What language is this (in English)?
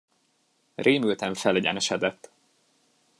Hungarian